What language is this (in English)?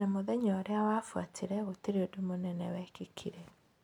Kikuyu